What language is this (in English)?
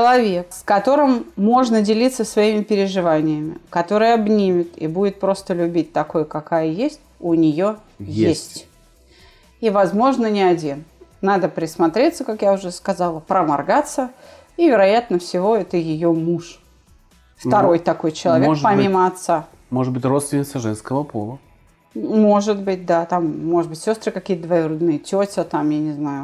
Russian